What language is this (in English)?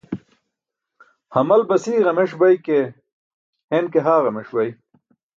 Burushaski